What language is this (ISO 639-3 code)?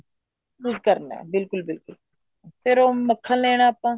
pan